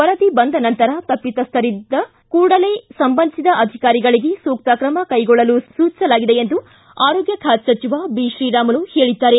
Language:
Kannada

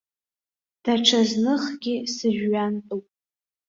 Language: Abkhazian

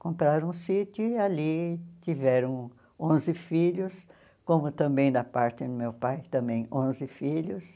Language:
Portuguese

